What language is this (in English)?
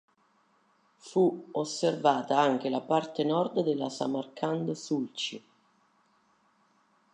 Italian